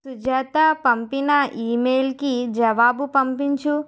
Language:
Telugu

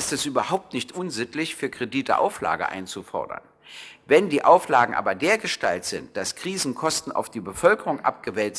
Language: German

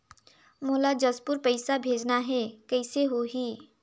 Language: Chhattisgarhi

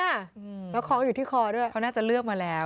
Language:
Thai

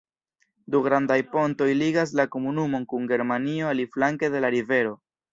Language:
Esperanto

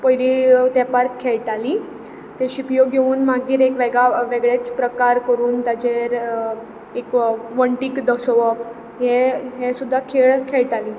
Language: Konkani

